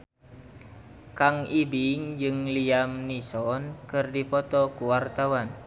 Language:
Sundanese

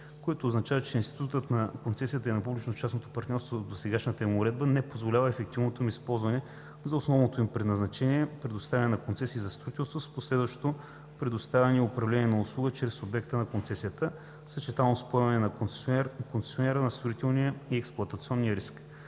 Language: Bulgarian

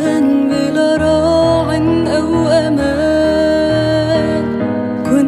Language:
Arabic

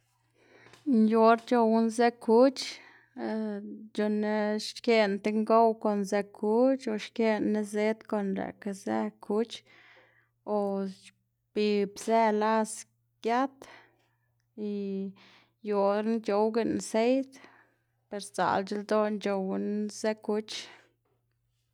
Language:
Xanaguía Zapotec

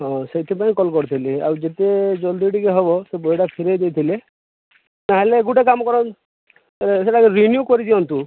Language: Odia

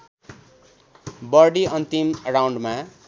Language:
Nepali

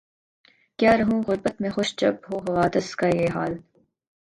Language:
Urdu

